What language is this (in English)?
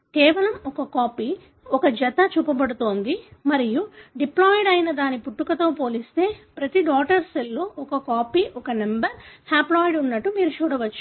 Telugu